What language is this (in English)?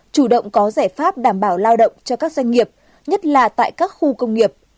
Vietnamese